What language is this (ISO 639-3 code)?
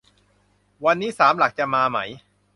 tha